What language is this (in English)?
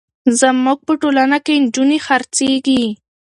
Pashto